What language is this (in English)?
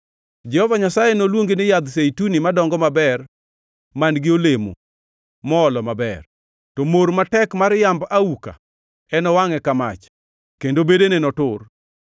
Luo (Kenya and Tanzania)